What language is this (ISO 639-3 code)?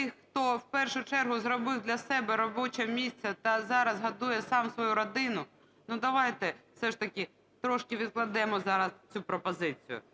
ukr